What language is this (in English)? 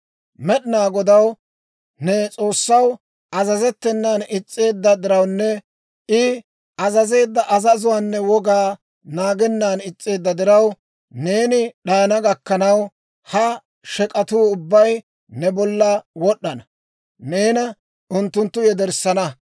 Dawro